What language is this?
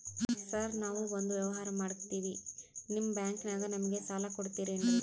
Kannada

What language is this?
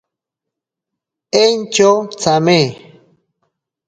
Ashéninka Perené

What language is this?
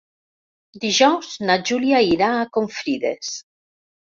Catalan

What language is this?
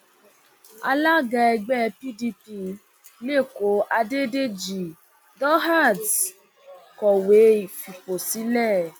Yoruba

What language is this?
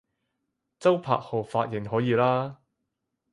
Cantonese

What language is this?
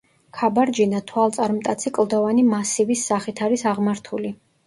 Georgian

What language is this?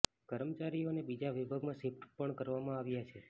Gujarati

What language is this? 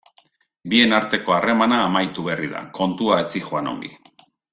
Basque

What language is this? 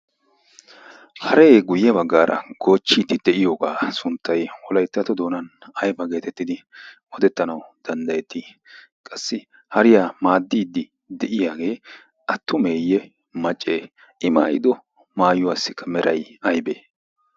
Wolaytta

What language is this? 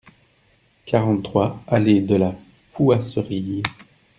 French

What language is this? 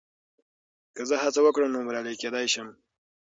Pashto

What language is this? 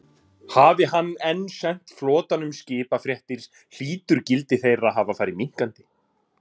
Icelandic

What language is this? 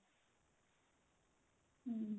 Punjabi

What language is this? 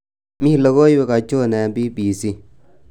Kalenjin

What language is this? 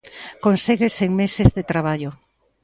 Galician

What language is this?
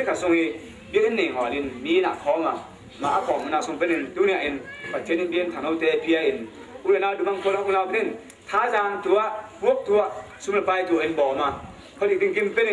Thai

